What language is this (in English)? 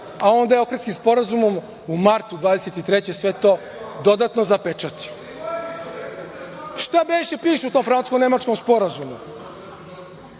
Serbian